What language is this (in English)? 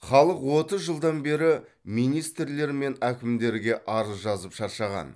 Kazakh